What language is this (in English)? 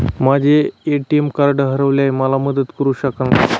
Marathi